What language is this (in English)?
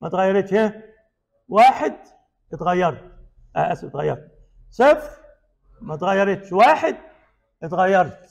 Arabic